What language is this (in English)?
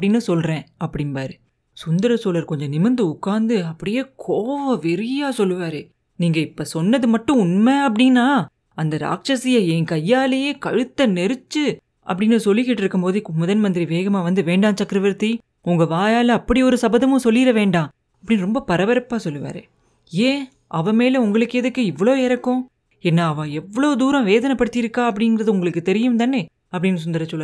Tamil